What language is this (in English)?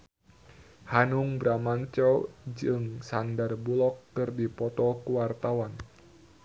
Sundanese